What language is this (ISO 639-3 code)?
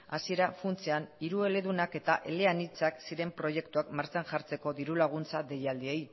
eus